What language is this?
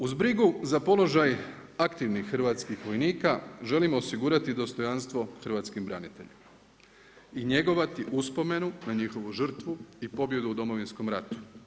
Croatian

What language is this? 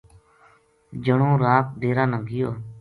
Gujari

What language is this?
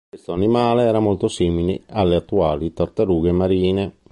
Italian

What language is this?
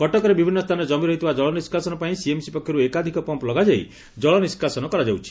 Odia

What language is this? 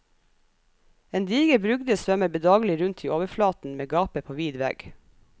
Norwegian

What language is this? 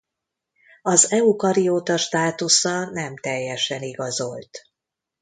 Hungarian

